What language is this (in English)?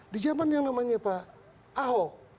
Indonesian